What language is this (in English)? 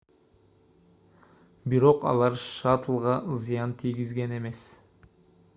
Kyrgyz